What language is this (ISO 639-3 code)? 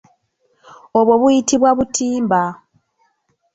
lug